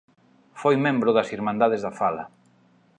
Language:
Galician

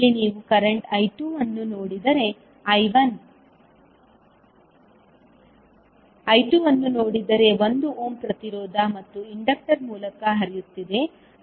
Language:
Kannada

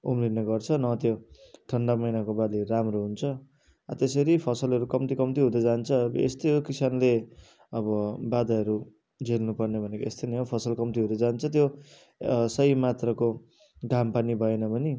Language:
Nepali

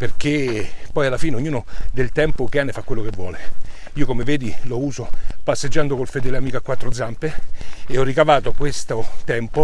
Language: Italian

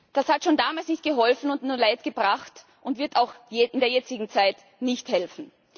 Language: German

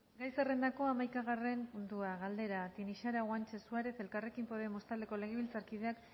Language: Basque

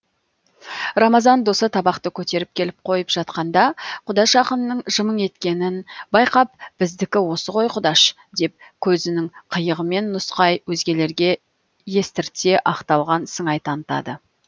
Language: Kazakh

